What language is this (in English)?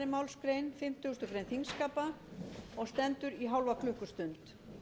Icelandic